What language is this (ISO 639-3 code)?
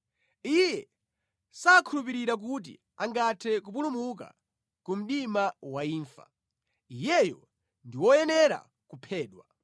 nya